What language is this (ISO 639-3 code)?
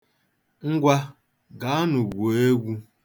ibo